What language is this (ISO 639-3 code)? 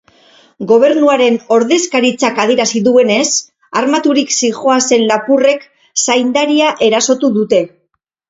eus